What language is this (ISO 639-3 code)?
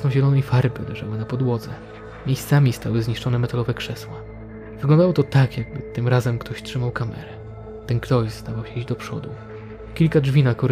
pol